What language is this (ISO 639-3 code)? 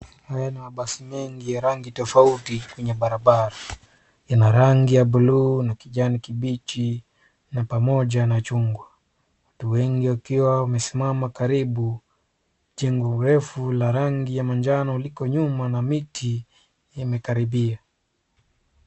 swa